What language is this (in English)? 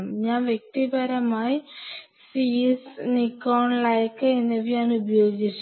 Malayalam